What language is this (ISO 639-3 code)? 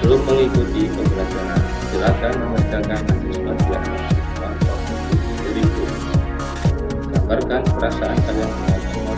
ind